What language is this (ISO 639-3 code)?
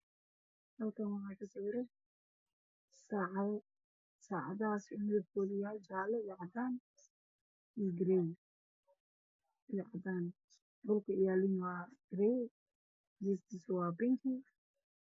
som